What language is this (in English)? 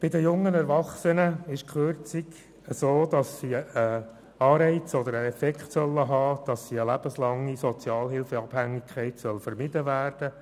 Swiss German